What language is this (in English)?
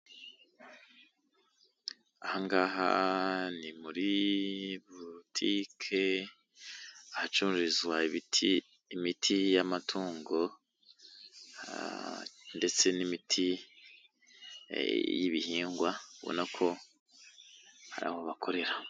Kinyarwanda